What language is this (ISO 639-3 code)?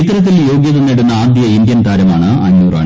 mal